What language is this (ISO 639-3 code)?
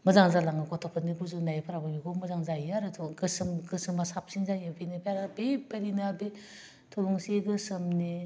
brx